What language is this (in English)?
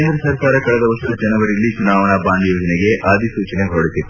Kannada